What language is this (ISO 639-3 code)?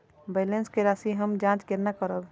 mai